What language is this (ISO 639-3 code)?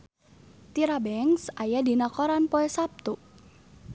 sun